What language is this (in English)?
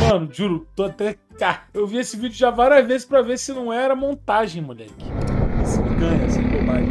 Portuguese